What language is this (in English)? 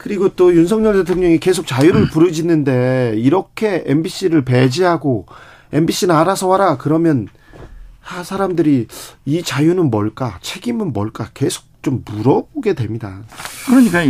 Korean